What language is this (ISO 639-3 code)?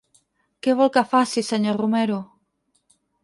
cat